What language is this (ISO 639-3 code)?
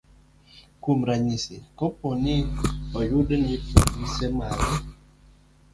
luo